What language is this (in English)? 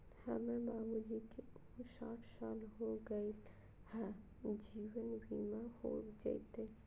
Magahi